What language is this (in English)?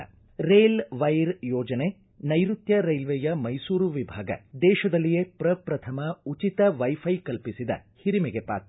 Kannada